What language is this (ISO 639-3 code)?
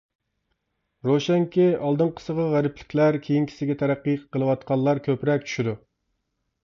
uig